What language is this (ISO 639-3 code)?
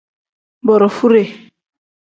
kdh